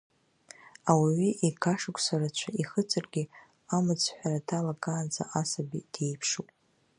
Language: Abkhazian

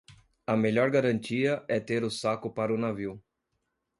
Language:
Portuguese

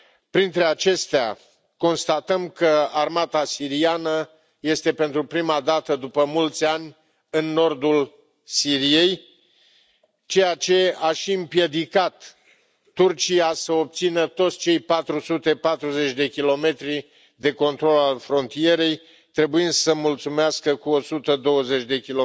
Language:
Romanian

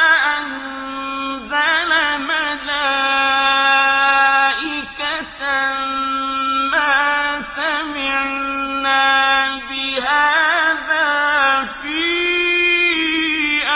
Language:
Arabic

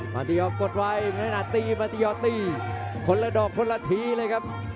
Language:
Thai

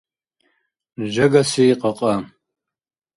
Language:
Dargwa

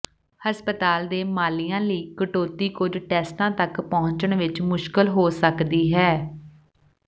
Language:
Punjabi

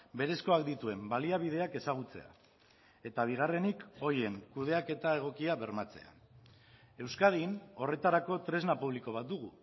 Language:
Basque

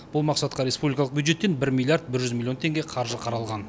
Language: Kazakh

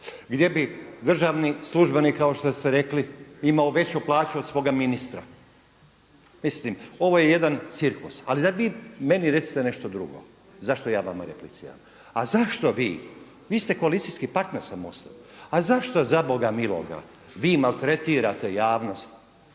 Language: Croatian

